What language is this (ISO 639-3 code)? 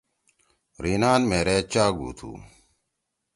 trw